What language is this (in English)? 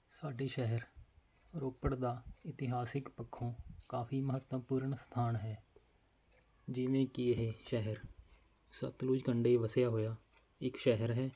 Punjabi